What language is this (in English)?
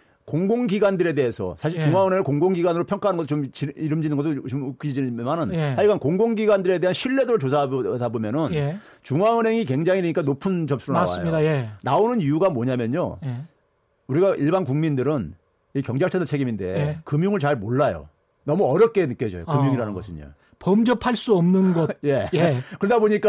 Korean